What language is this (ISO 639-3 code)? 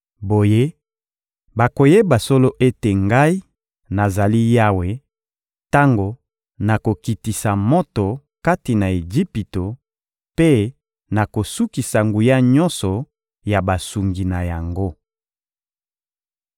lin